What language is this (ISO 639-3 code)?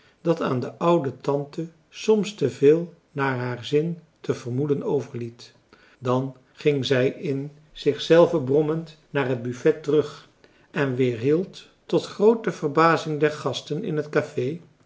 nld